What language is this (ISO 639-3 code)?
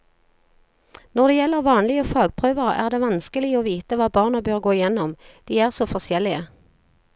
nor